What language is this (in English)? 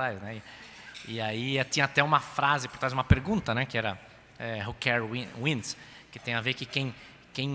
Portuguese